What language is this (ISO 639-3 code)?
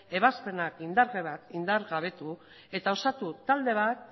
eus